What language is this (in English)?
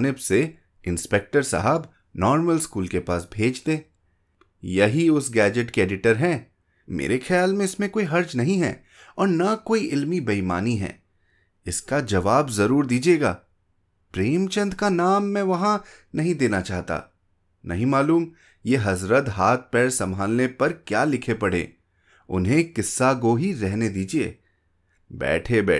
Hindi